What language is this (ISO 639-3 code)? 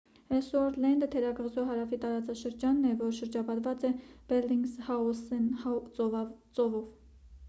hye